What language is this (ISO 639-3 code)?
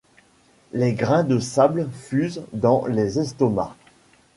fra